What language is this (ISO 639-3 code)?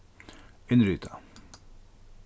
fao